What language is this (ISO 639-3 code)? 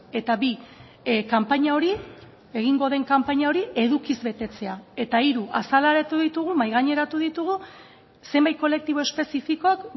eus